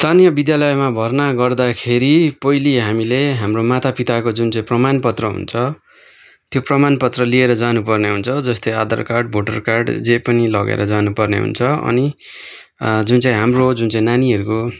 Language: Nepali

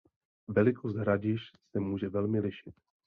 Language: Czech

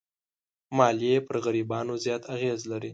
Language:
Pashto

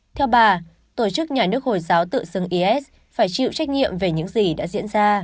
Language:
Vietnamese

